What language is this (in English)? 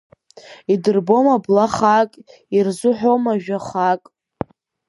Abkhazian